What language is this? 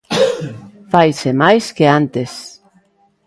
Galician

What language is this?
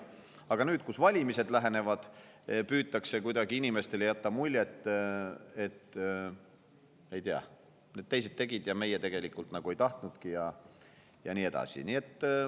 Estonian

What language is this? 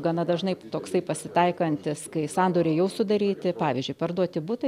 Lithuanian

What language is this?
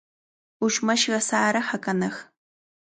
Cajatambo North Lima Quechua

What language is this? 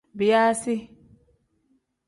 Tem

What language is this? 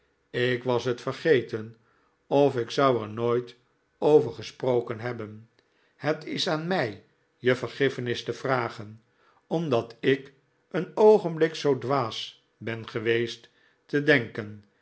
Dutch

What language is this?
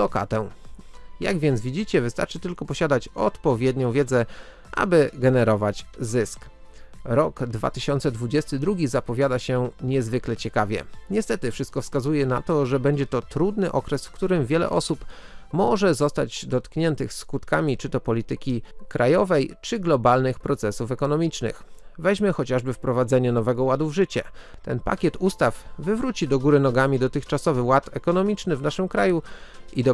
Polish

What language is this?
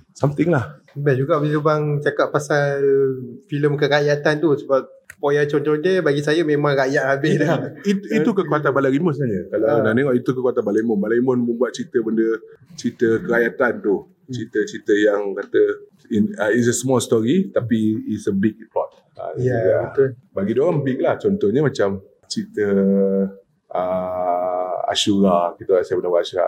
Malay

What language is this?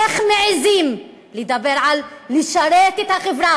Hebrew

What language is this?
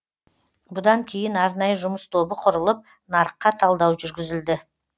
Kazakh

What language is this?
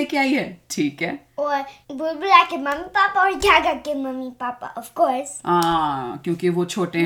Hindi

